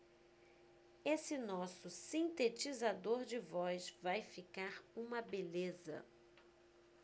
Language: Portuguese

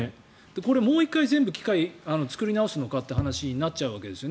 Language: Japanese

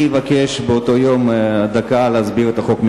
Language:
Hebrew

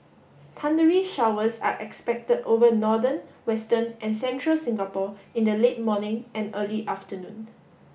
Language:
English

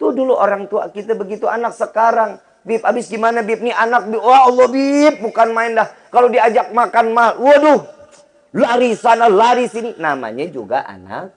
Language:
Indonesian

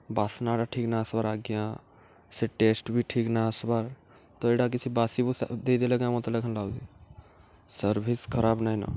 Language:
Odia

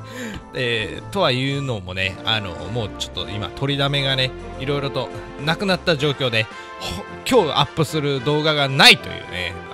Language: Japanese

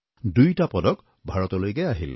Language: Assamese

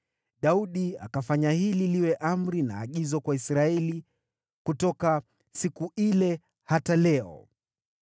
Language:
Swahili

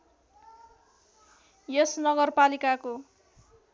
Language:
Nepali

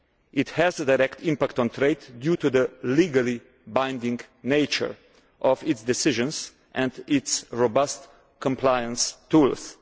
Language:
English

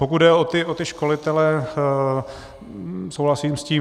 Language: Czech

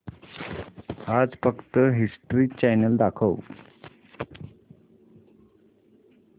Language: Marathi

